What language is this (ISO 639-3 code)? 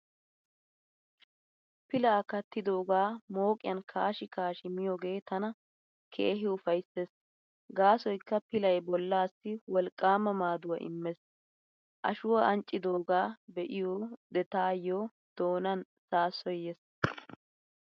wal